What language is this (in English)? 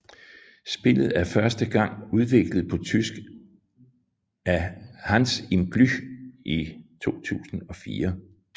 Danish